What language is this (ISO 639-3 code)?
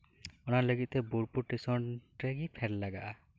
sat